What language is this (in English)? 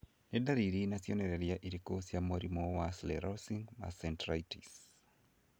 Kikuyu